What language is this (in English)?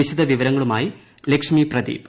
Malayalam